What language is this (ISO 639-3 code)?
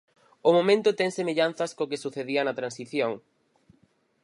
glg